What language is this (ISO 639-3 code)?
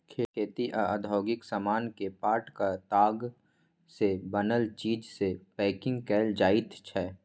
mai